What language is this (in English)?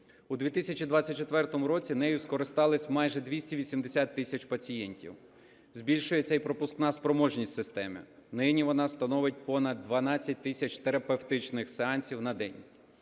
Ukrainian